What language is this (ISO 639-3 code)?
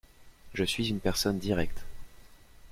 fra